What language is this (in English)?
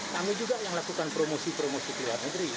Indonesian